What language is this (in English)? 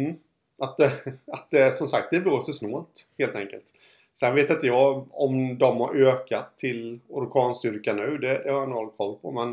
Swedish